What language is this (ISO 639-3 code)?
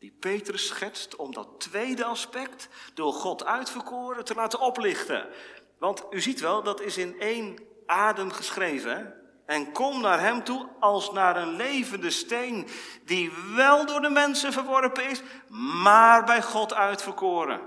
nld